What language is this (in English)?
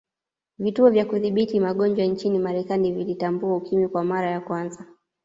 Swahili